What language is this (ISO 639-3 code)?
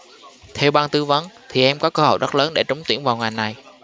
vie